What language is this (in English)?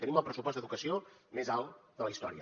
Catalan